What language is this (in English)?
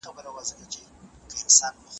Pashto